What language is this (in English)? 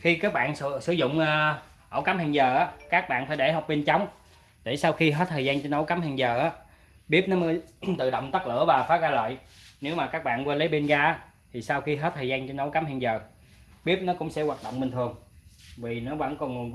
Vietnamese